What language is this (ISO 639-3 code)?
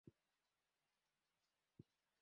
swa